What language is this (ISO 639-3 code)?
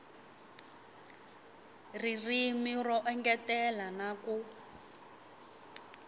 tso